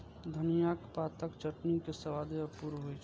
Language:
Maithili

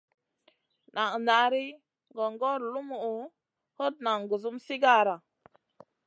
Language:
Masana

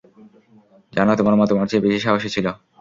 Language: Bangla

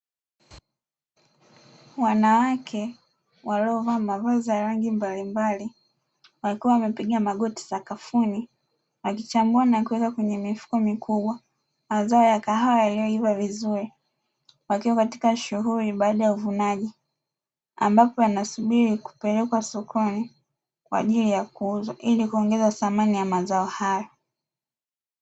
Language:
Swahili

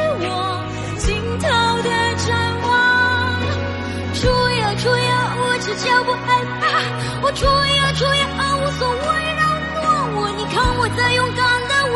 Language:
Chinese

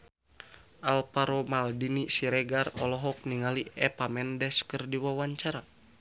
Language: Sundanese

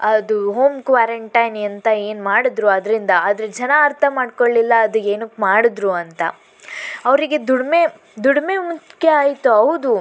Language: Kannada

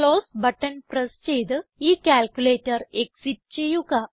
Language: Malayalam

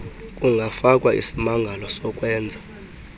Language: Xhosa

